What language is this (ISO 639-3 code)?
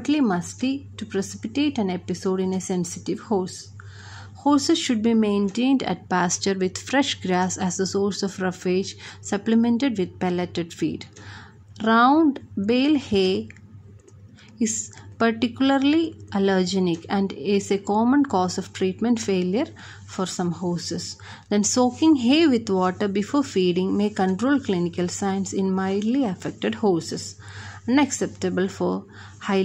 eng